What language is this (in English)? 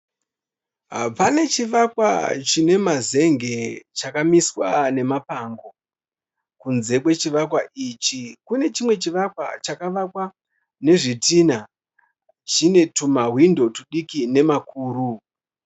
Shona